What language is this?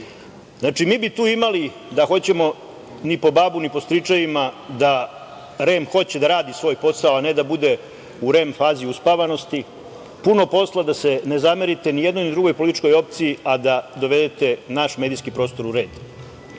Serbian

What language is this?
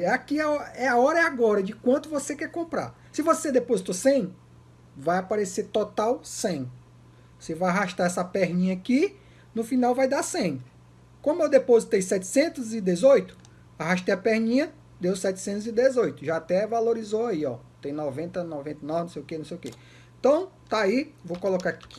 Portuguese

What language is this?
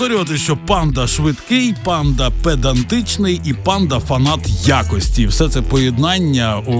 Ukrainian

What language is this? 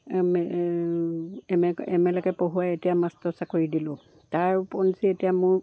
Assamese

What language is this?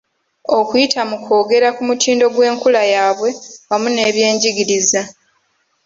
Ganda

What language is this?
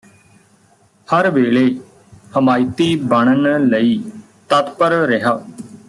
Punjabi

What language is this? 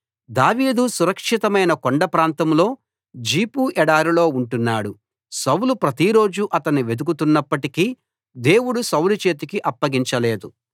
Telugu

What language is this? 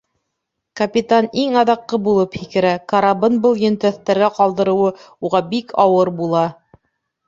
Bashkir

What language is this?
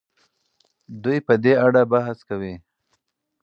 Pashto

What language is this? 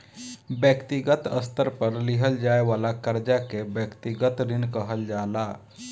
Bhojpuri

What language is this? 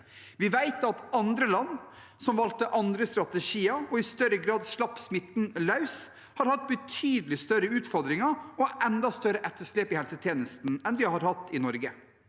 Norwegian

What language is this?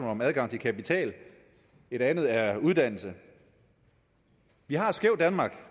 Danish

